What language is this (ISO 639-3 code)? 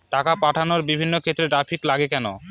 ben